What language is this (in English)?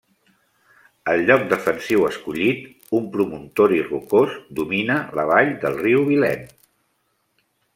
Catalan